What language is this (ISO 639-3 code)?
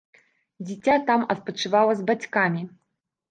bel